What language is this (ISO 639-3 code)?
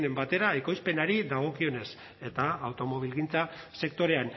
eus